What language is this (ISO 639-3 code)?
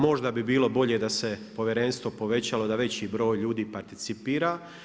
hrv